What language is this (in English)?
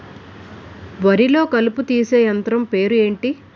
Telugu